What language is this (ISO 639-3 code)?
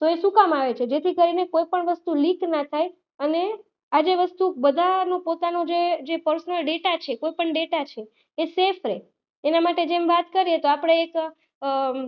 guj